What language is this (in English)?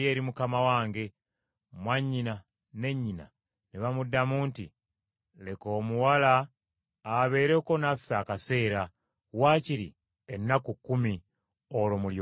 Ganda